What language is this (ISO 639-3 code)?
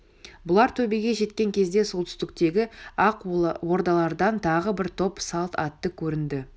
kaz